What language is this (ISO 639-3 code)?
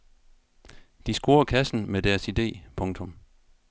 dan